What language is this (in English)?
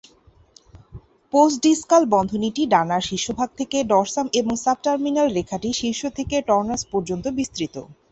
Bangla